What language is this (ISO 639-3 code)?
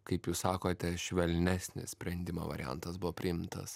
lit